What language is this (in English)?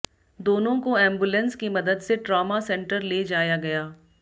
Hindi